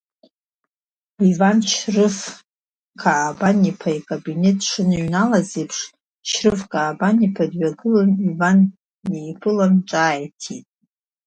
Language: Abkhazian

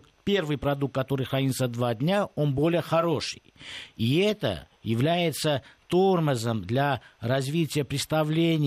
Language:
Russian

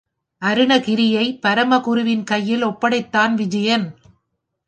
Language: Tamil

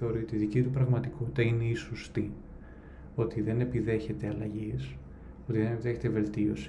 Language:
Greek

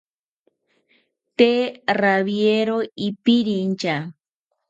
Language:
South Ucayali Ashéninka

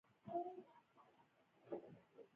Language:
Pashto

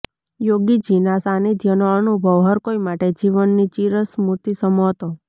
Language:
Gujarati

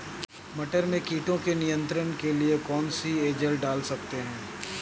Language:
Hindi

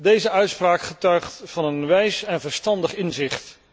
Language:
Dutch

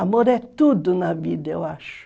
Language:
Portuguese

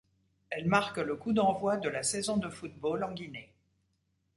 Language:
French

